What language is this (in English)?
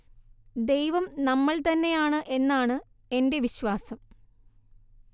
Malayalam